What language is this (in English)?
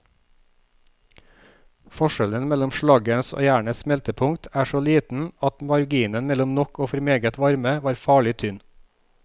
Norwegian